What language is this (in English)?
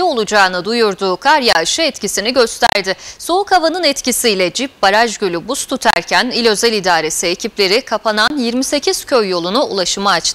Turkish